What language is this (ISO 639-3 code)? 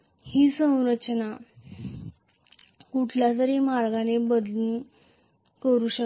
mar